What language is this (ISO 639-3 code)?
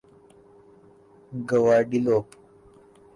urd